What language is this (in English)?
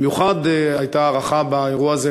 Hebrew